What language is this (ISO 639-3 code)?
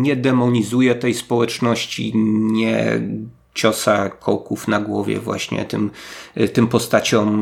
pol